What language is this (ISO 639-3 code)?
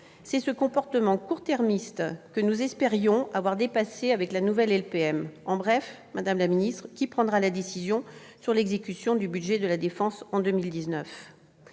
fra